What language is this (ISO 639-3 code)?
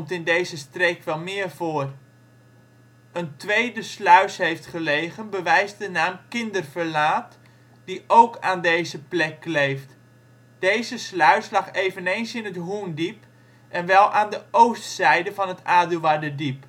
nld